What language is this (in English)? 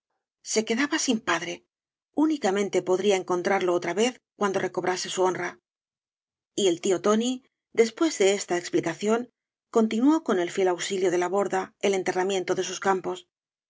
Spanish